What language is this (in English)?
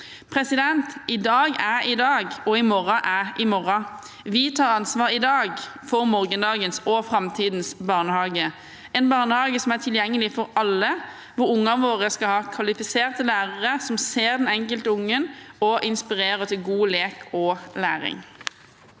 Norwegian